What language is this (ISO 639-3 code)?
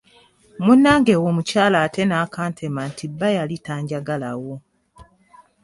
lug